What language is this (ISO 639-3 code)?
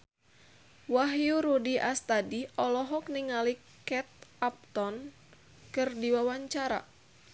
sun